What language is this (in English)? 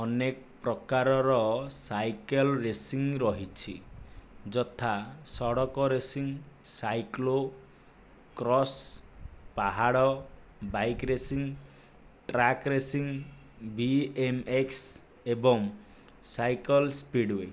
Odia